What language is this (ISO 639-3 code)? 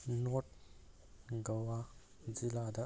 mni